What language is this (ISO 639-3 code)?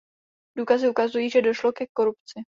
ces